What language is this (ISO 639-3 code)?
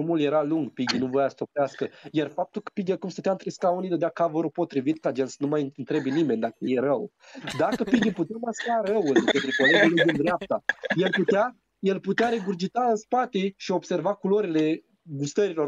ron